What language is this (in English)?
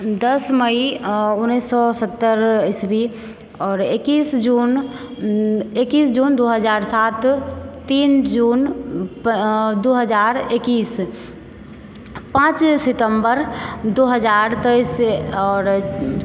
Maithili